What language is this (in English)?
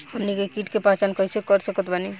Bhojpuri